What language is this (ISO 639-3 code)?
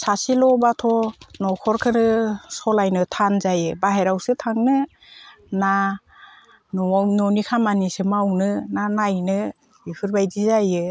brx